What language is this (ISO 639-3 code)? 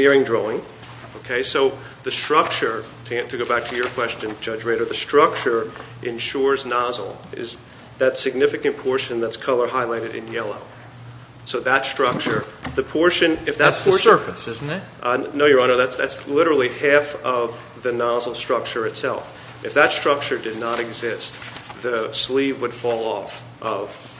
eng